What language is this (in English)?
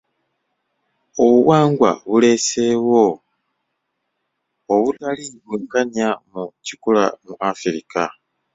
Ganda